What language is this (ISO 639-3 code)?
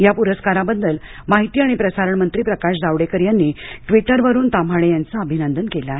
mar